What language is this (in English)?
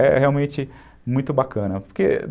Portuguese